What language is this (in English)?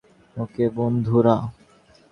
Bangla